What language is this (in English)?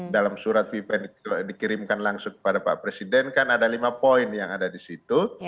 Indonesian